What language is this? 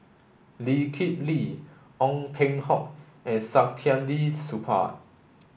English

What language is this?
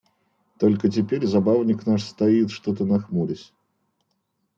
Russian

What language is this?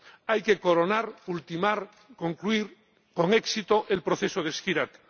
Spanish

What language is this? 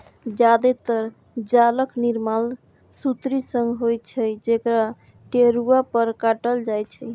Maithili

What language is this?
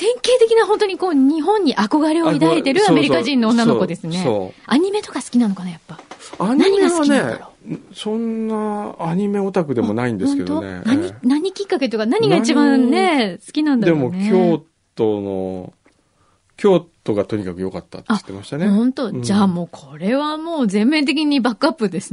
Japanese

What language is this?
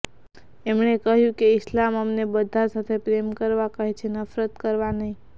Gujarati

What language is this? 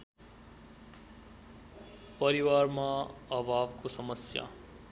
Nepali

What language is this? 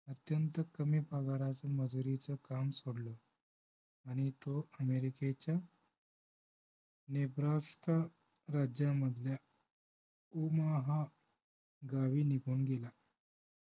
Marathi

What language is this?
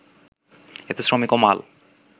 Bangla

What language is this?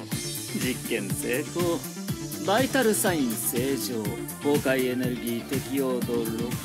Japanese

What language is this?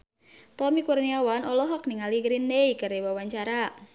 Sundanese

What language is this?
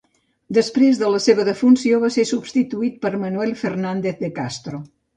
Catalan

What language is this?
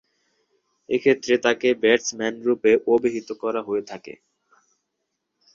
Bangla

